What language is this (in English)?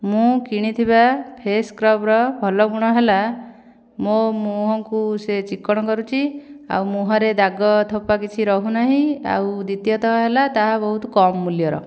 Odia